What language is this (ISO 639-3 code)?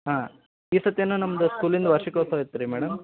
kan